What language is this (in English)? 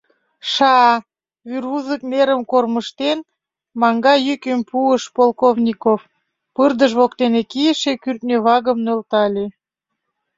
Mari